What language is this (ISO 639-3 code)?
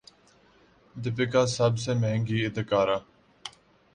urd